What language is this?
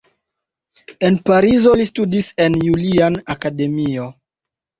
Esperanto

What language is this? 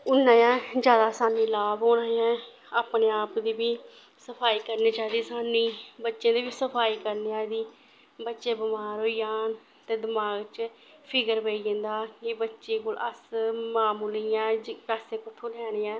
Dogri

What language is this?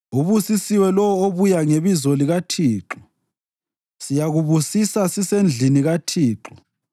North Ndebele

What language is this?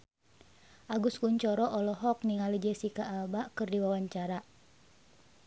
Sundanese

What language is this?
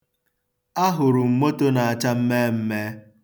Igbo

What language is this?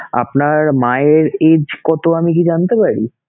Bangla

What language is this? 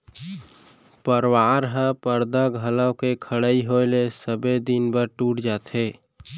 Chhattisgarhi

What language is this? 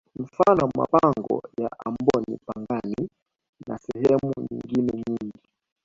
Swahili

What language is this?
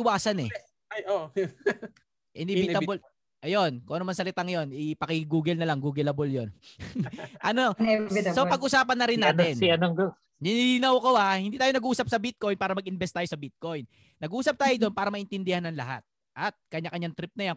Filipino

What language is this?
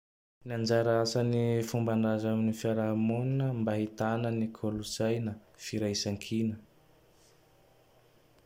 Tandroy-Mahafaly Malagasy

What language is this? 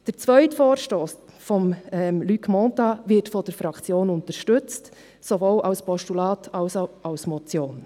Swiss German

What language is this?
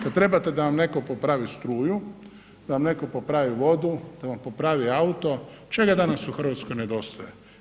Croatian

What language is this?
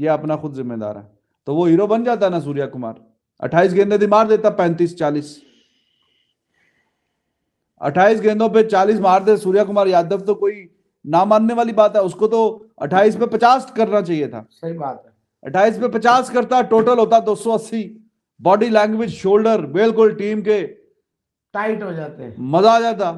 Hindi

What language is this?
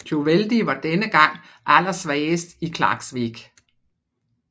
Danish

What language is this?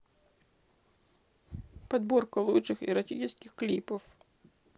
Russian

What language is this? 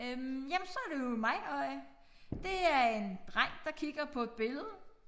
Danish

